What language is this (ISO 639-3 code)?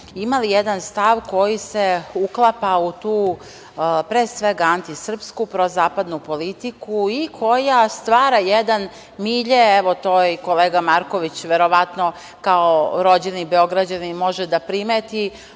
srp